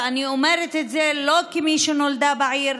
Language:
Hebrew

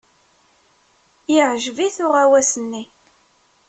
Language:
Kabyle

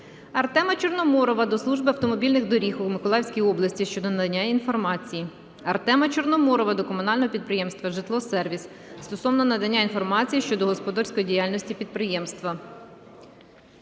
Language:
Ukrainian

